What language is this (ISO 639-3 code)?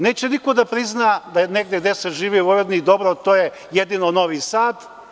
srp